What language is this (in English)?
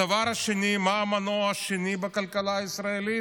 Hebrew